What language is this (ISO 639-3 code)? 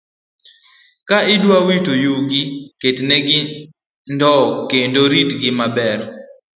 luo